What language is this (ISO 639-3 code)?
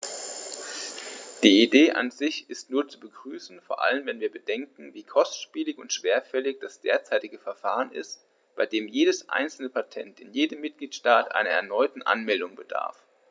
deu